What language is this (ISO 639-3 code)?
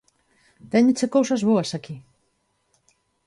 glg